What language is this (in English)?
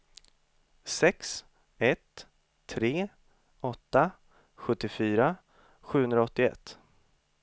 Swedish